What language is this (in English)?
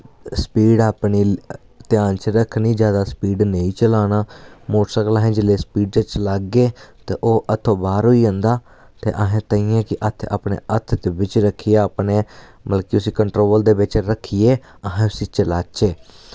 Dogri